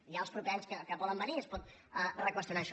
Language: Catalan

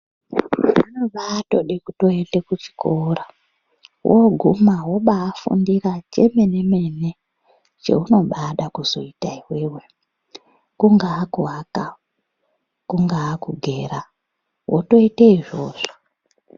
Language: Ndau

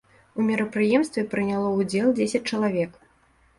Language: Belarusian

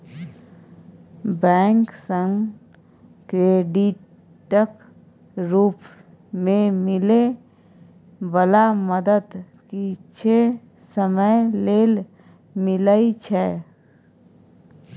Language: Maithili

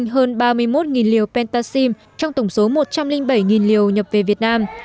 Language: Vietnamese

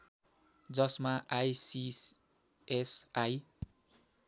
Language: Nepali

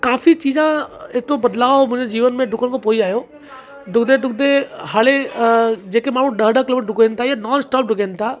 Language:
Sindhi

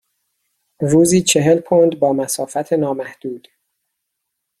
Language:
Persian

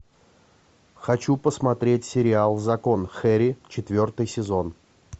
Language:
Russian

